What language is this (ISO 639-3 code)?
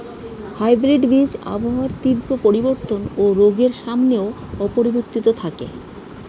ben